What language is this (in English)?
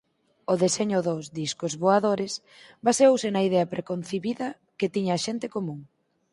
Galician